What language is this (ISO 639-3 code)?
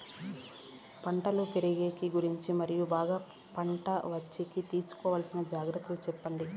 tel